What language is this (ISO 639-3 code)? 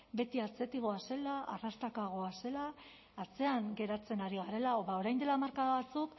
eus